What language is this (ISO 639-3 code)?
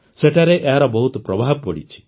ori